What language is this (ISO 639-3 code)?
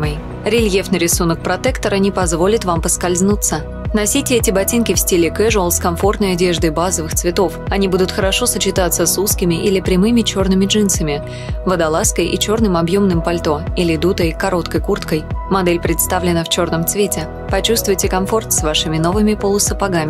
rus